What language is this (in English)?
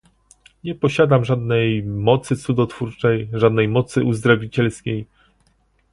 Polish